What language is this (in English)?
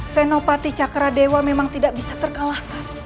Indonesian